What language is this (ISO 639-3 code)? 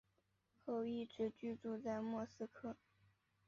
zho